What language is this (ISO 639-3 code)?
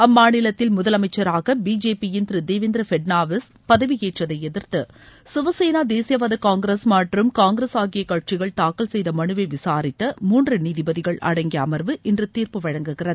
tam